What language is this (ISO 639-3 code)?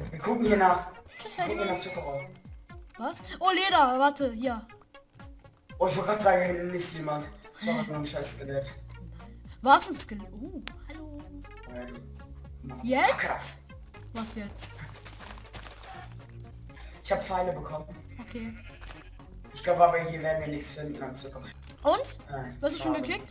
deu